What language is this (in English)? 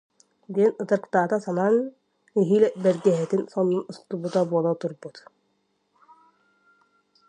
Yakut